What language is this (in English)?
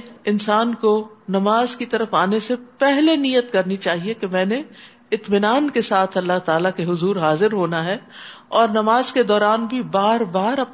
Urdu